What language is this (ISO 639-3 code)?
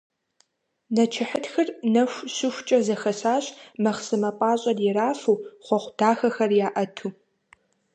kbd